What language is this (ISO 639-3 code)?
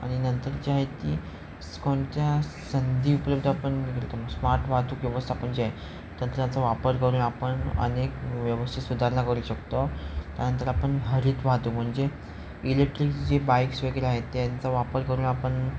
mar